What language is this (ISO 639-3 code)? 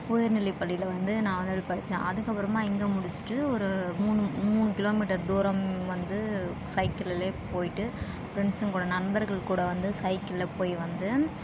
tam